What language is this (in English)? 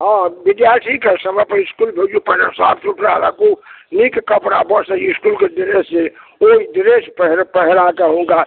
Maithili